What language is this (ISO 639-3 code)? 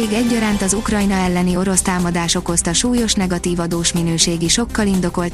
hun